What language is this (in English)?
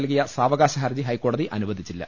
Malayalam